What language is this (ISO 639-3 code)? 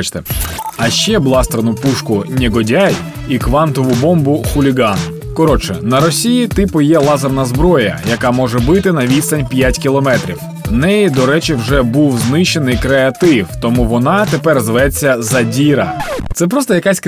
ukr